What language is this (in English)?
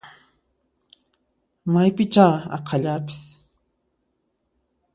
Puno Quechua